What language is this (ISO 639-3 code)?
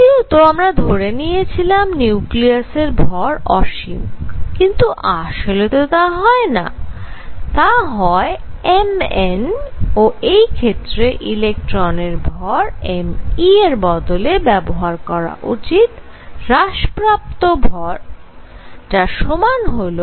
ben